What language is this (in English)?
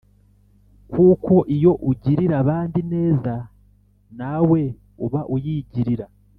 Kinyarwanda